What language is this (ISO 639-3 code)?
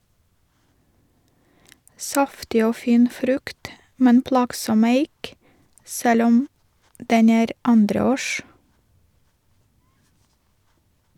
nor